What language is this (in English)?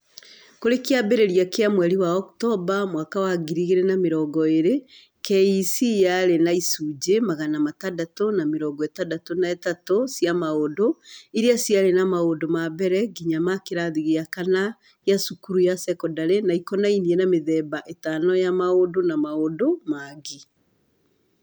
Kikuyu